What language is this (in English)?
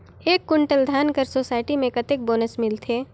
Chhattisgarhi